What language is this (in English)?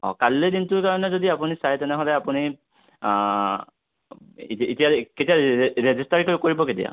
Assamese